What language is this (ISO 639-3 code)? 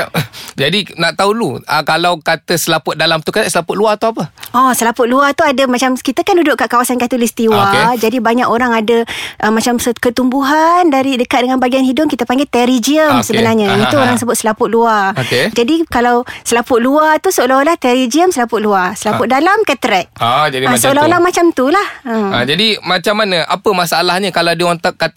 msa